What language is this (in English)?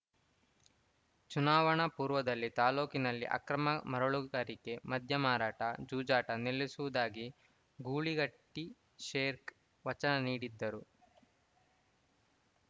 Kannada